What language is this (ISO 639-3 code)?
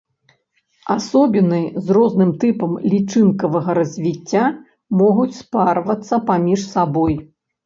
bel